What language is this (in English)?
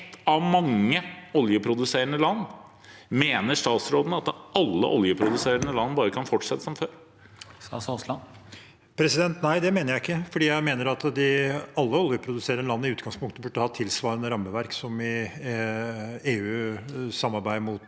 Norwegian